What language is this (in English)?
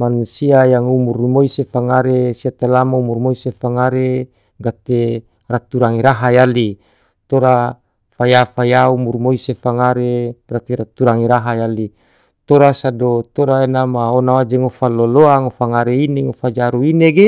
Tidore